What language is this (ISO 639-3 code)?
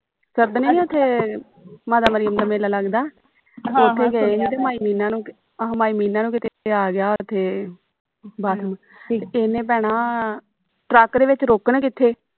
pan